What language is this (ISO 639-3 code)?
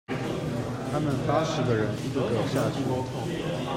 zho